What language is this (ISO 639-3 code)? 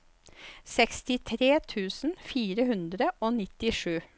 nor